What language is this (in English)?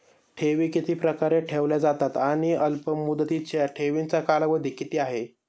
Marathi